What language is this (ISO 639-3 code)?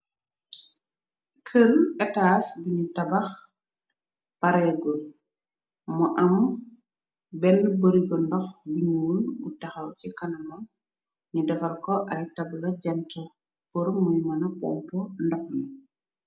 wol